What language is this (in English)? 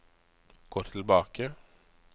Norwegian